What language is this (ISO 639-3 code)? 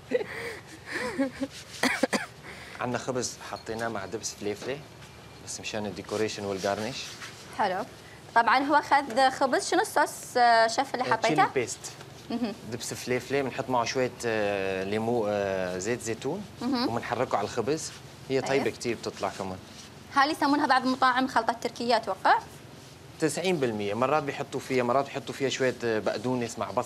ara